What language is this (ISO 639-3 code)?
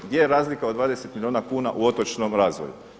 hrv